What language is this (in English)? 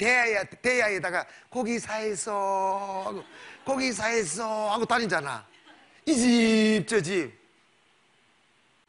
Korean